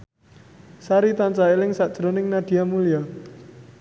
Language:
Javanese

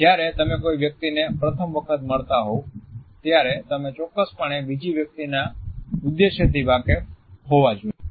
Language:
Gujarati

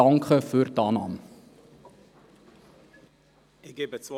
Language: Swiss German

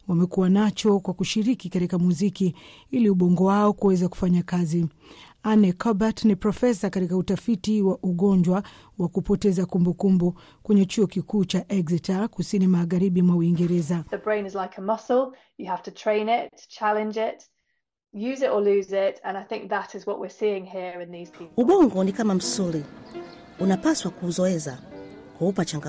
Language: Swahili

